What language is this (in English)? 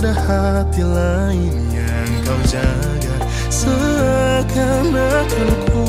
Malay